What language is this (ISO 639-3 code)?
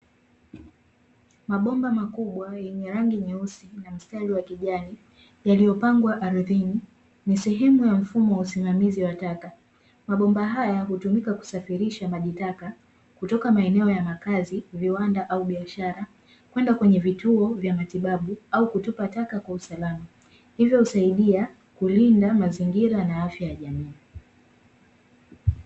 swa